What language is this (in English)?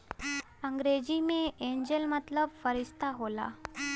Bhojpuri